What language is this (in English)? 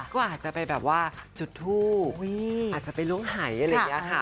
Thai